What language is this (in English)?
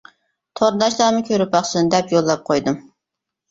Uyghur